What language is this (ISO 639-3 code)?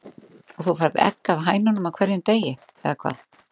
isl